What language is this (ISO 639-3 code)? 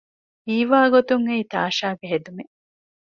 div